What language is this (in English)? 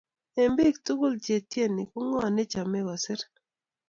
Kalenjin